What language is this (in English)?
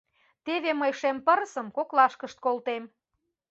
Mari